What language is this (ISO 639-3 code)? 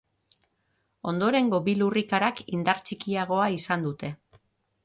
eus